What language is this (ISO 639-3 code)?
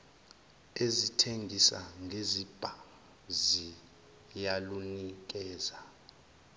zul